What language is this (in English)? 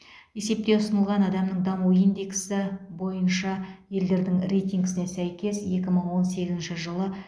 Kazakh